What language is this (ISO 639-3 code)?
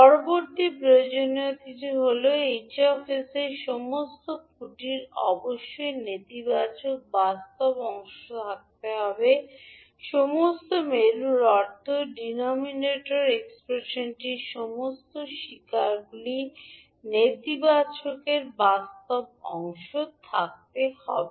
ben